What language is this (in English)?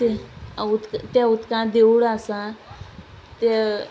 Konkani